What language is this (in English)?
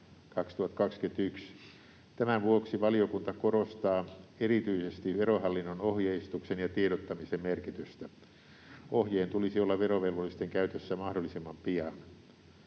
Finnish